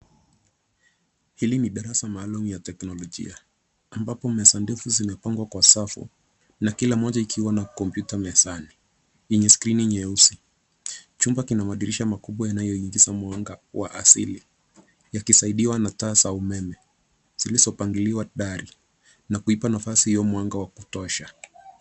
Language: Swahili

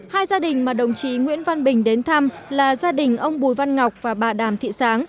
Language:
Vietnamese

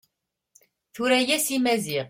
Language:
Kabyle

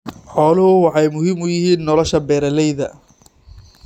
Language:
Somali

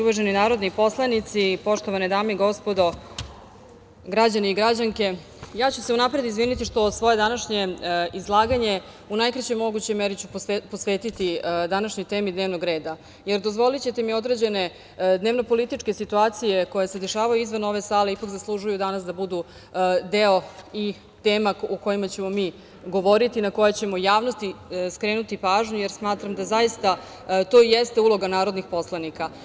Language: Serbian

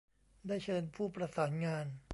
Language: Thai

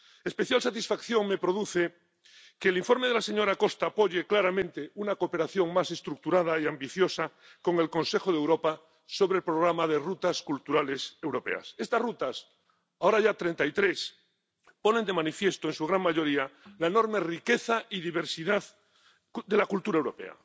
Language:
Spanish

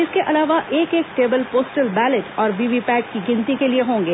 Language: Hindi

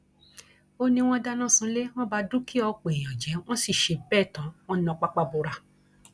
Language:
Yoruba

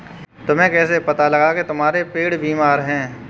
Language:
Hindi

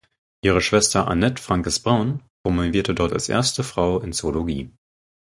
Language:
German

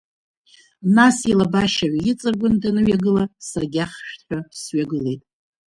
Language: Abkhazian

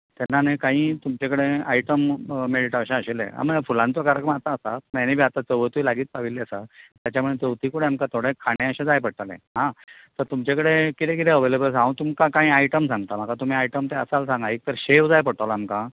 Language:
Konkani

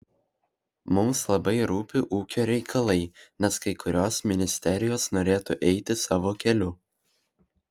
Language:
Lithuanian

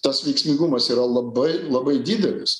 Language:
Lithuanian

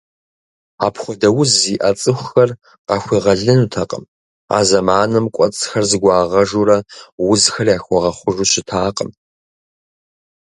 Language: Kabardian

